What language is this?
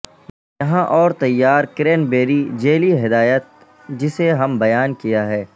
Urdu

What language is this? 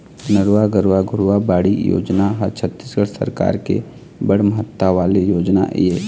Chhattisgarhi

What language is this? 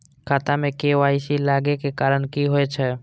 Maithili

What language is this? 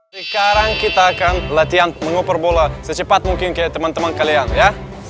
Indonesian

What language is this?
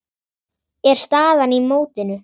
Icelandic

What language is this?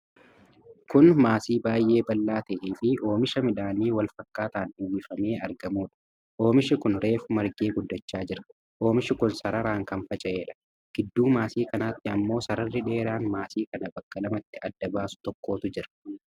Oromo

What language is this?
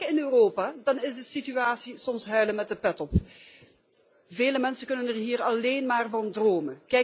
Dutch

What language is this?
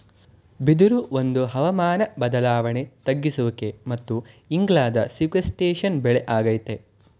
Kannada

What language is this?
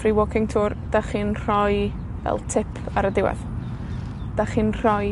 Welsh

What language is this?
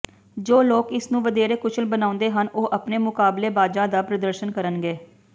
Punjabi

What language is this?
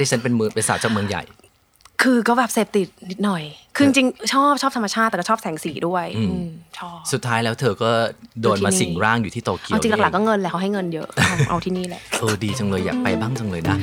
Thai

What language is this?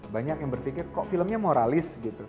Indonesian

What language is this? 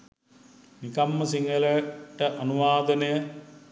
Sinhala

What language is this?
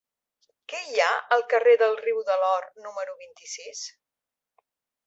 Catalan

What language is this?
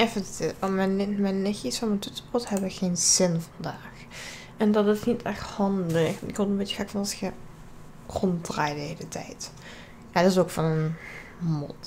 Dutch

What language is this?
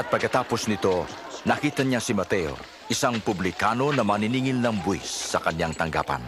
Filipino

